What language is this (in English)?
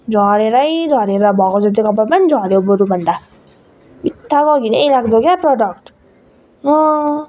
Nepali